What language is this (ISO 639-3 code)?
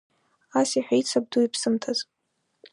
abk